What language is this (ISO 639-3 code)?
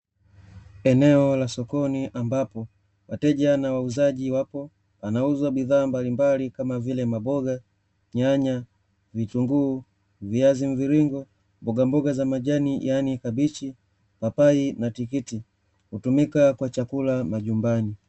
swa